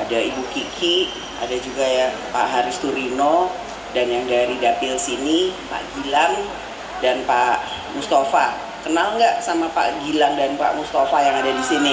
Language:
Indonesian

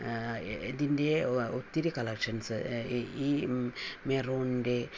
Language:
Malayalam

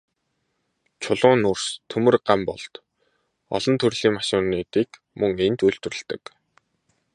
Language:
Mongolian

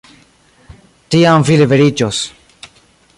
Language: Esperanto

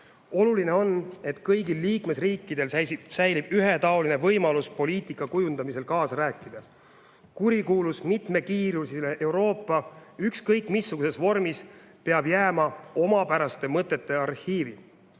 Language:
Estonian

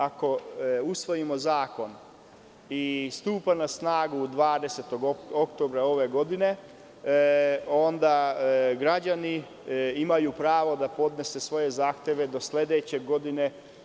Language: Serbian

